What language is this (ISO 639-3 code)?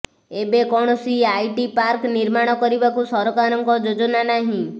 ori